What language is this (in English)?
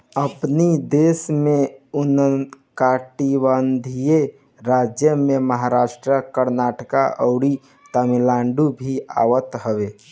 Bhojpuri